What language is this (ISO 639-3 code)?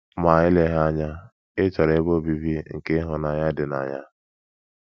ibo